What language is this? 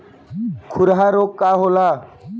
Bhojpuri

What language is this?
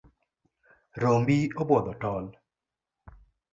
Luo (Kenya and Tanzania)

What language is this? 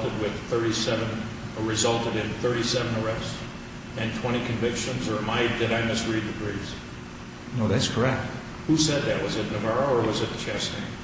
English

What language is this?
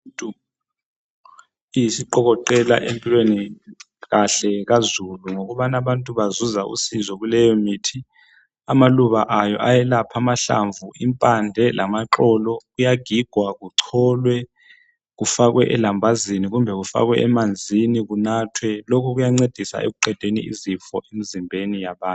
North Ndebele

